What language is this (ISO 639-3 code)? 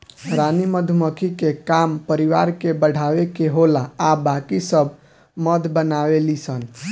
bho